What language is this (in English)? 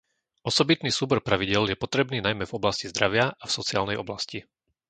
Slovak